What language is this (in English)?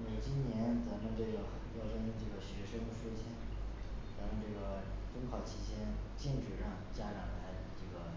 Chinese